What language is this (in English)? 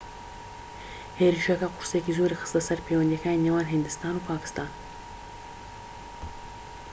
Central Kurdish